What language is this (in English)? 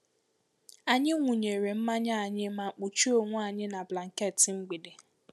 Igbo